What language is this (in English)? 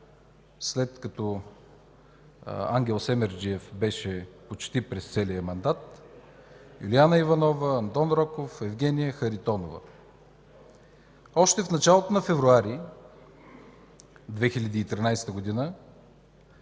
Bulgarian